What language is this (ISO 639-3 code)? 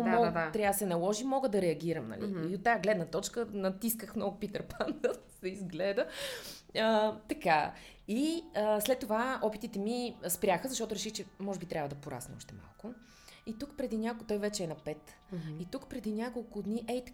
bul